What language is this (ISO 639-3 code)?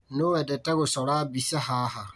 kik